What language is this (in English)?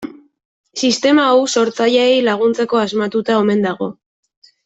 Basque